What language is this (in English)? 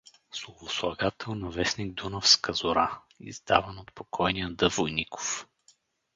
Bulgarian